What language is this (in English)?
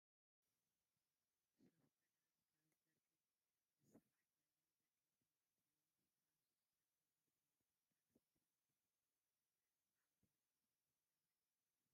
Tigrinya